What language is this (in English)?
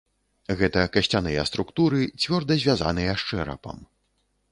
Belarusian